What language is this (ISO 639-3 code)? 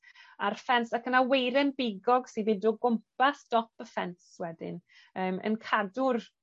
cym